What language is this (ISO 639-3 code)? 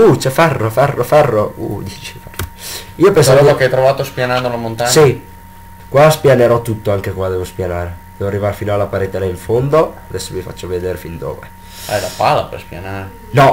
ita